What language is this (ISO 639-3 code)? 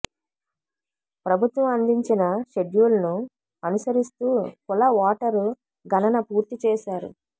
tel